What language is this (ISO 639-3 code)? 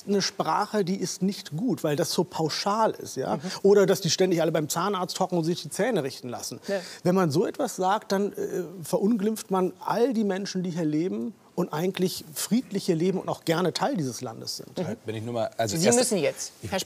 deu